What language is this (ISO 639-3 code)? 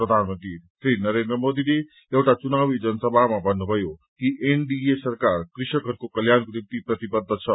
nep